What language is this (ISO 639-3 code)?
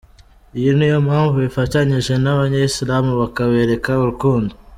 kin